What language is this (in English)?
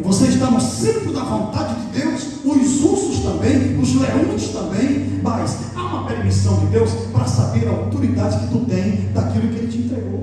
Portuguese